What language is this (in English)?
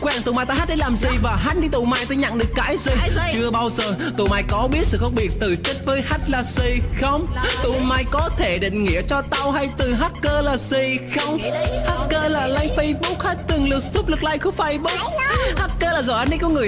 Vietnamese